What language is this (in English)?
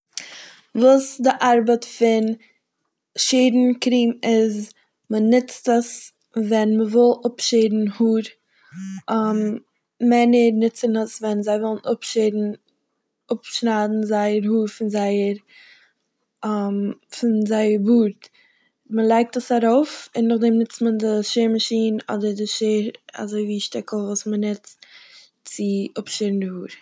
Yiddish